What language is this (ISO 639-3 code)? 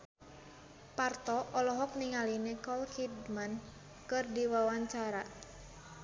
sun